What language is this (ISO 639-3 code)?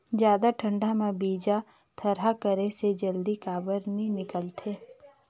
hne